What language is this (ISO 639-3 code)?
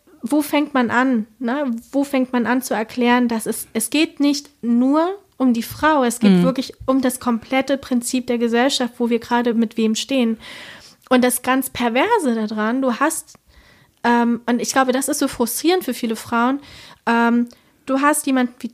deu